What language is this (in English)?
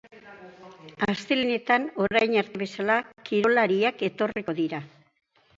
Basque